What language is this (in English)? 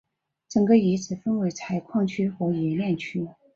Chinese